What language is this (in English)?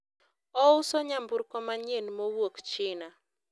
Luo (Kenya and Tanzania)